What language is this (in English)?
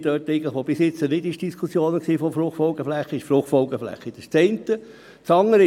Swiss German